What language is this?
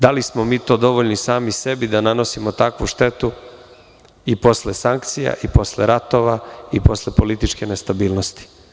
Serbian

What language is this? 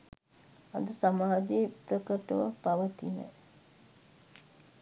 Sinhala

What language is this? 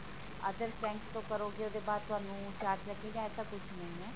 Punjabi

